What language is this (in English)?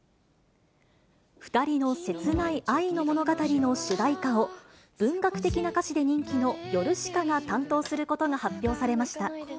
Japanese